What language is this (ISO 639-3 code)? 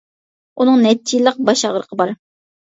uig